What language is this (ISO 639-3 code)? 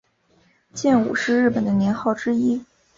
zho